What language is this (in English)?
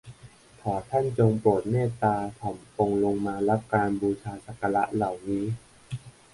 Thai